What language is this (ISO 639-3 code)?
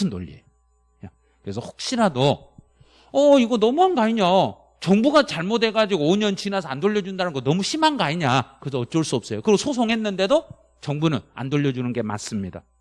kor